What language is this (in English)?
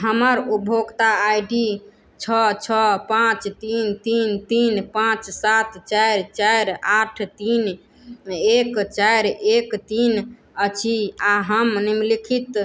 Maithili